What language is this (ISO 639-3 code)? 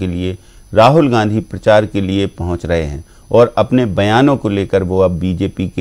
hin